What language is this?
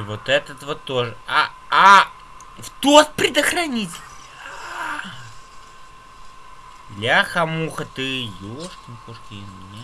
Russian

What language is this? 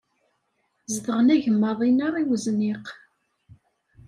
Kabyle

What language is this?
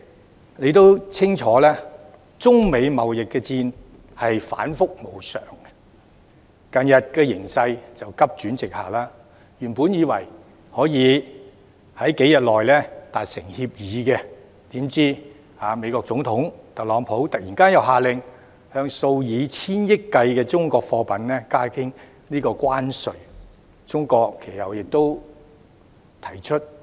Cantonese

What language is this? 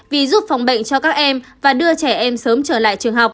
Vietnamese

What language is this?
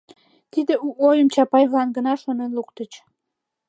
Mari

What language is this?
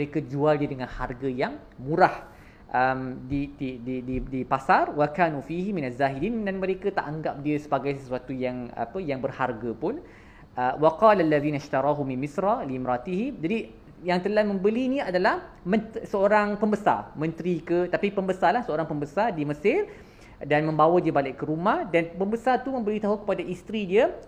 Malay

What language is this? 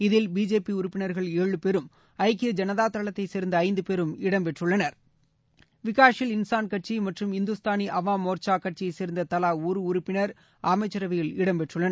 Tamil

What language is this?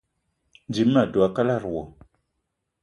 Eton (Cameroon)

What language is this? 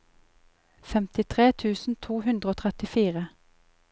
Norwegian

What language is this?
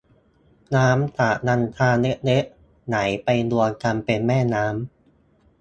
Thai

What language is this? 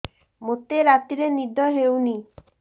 Odia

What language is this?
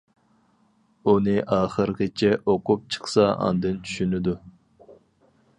Uyghur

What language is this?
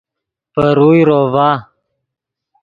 Yidgha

